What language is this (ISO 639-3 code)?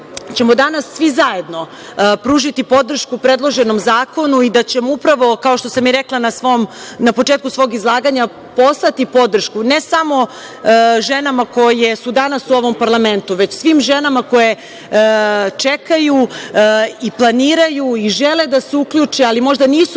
srp